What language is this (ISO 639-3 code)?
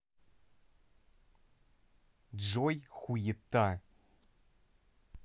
rus